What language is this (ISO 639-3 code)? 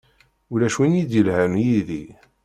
kab